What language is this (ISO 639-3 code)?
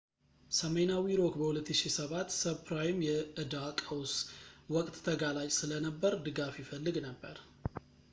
amh